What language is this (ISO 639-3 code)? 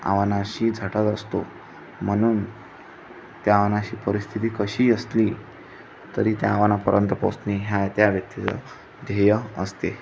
mar